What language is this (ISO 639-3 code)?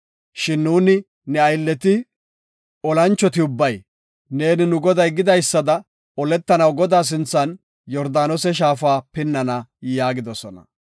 gof